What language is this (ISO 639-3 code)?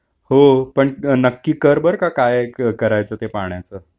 mar